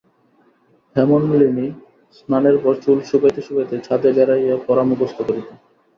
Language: Bangla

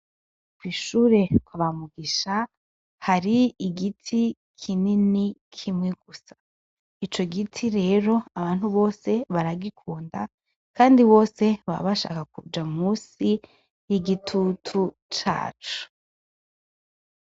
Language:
Rundi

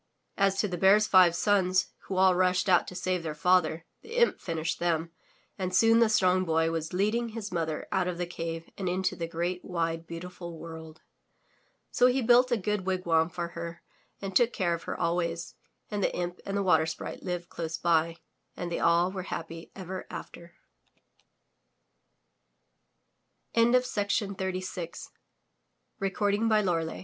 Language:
English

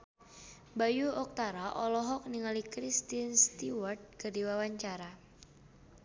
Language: Sundanese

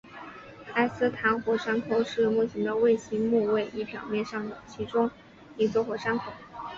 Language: Chinese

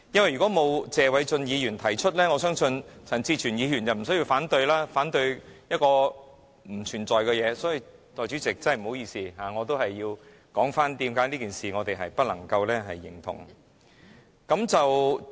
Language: Cantonese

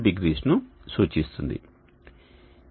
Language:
Telugu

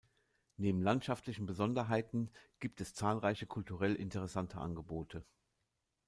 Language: German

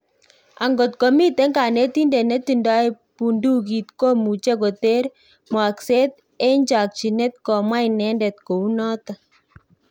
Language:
Kalenjin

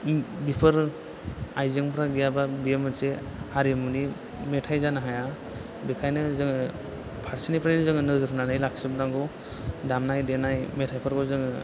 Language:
Bodo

